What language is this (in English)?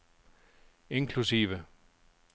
Danish